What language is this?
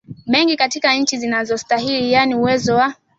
Swahili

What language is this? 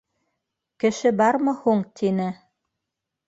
Bashkir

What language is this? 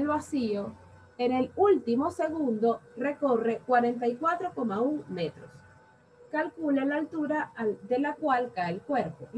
Spanish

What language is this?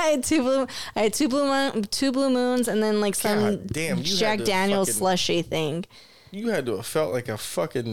English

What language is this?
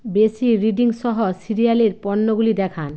Bangla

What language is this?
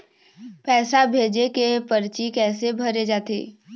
Chhattisgarhi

